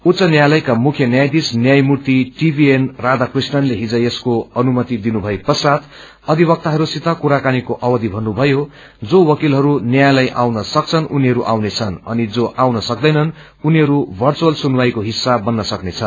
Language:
Nepali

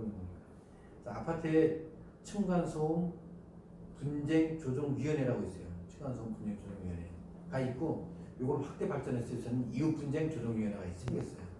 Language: Korean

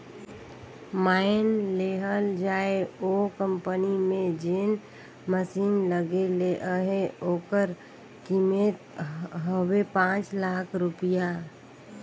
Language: Chhattisgarhi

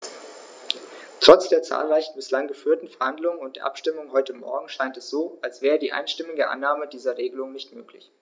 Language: German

